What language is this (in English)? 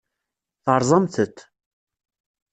Kabyle